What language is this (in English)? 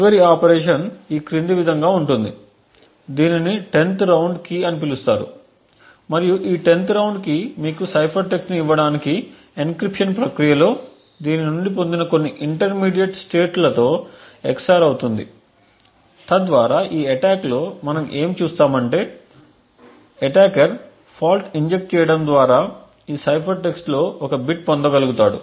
Telugu